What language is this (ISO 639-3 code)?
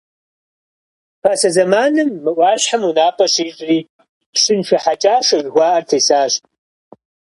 kbd